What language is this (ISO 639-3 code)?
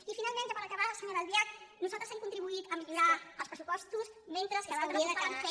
cat